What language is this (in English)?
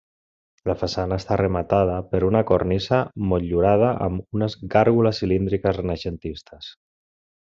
Catalan